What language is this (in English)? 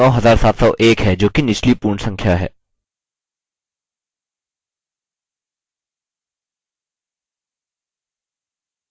Hindi